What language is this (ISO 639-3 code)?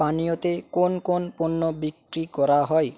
ben